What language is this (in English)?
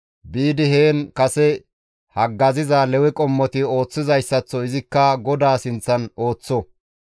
Gamo